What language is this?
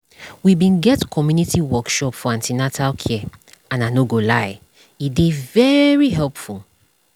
Nigerian Pidgin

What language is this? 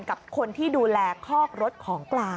Thai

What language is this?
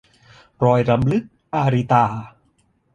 Thai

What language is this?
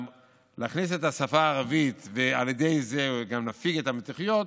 Hebrew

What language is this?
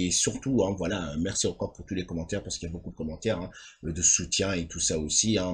French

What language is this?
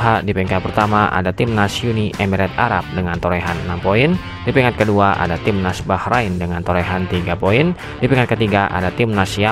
Indonesian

